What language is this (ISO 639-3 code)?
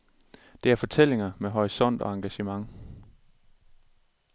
dan